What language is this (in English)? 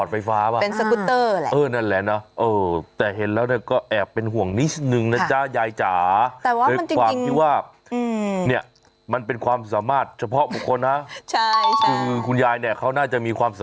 Thai